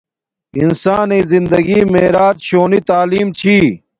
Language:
Domaaki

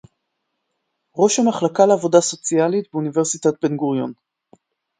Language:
Hebrew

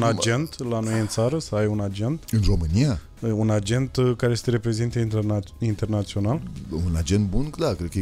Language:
Romanian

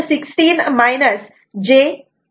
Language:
Marathi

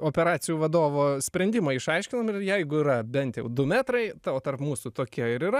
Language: Lithuanian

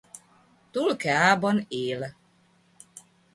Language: Hungarian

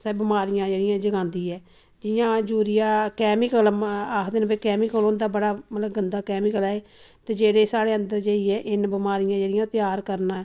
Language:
Dogri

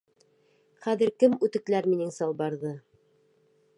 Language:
Bashkir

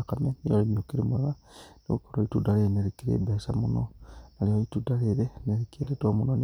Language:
Kikuyu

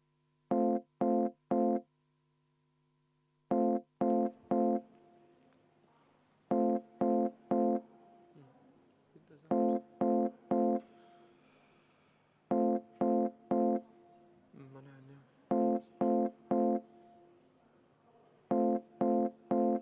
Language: Estonian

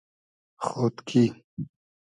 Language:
Hazaragi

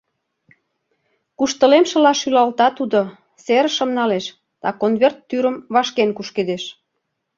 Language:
Mari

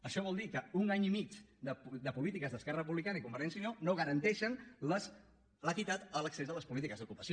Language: Catalan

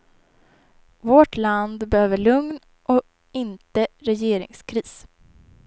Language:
Swedish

